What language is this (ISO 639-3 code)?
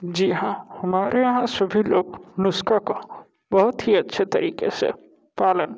hin